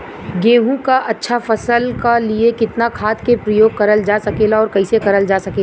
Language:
Bhojpuri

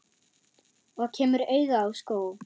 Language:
Icelandic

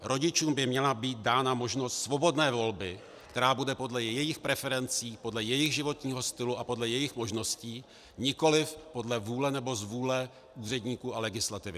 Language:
Czech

